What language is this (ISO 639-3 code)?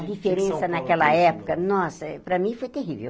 por